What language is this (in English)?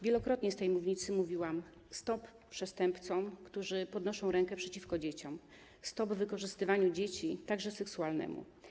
Polish